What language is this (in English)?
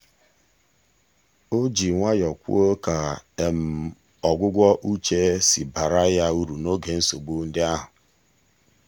Igbo